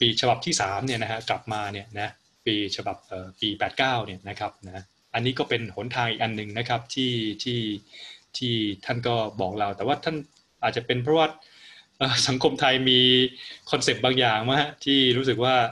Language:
Thai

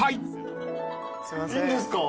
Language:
Japanese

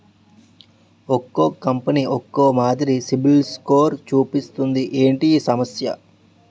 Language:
Telugu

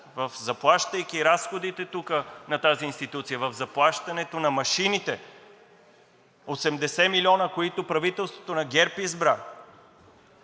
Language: Bulgarian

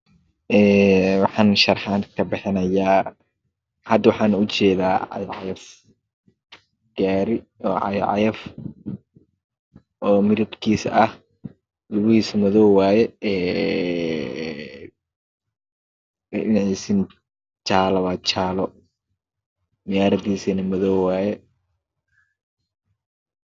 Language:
Somali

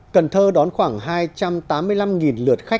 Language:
Vietnamese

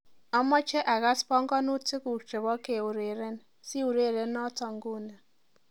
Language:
Kalenjin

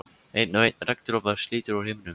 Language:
Icelandic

